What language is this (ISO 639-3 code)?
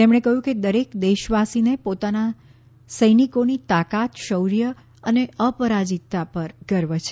guj